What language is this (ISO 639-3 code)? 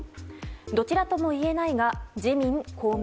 jpn